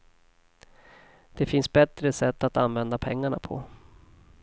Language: Swedish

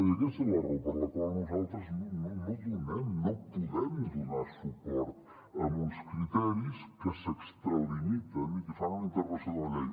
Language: Catalan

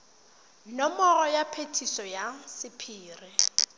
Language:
Tswana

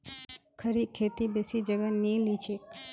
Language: Magahi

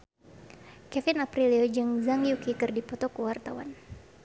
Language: Sundanese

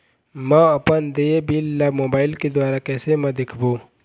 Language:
Chhattisgarhi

